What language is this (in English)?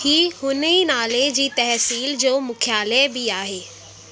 Sindhi